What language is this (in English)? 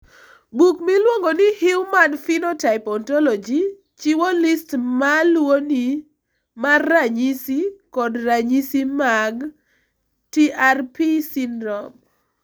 Luo (Kenya and Tanzania)